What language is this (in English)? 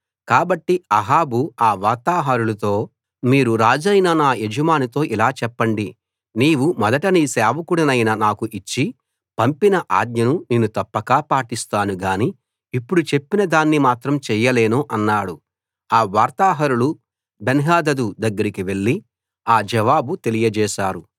Telugu